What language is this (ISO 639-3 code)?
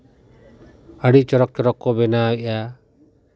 sat